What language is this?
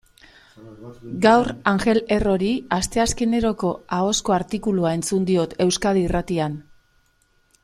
Basque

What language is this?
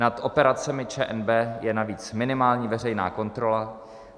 Czech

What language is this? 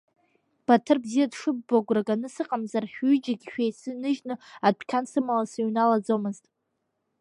Abkhazian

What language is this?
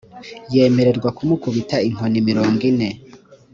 Kinyarwanda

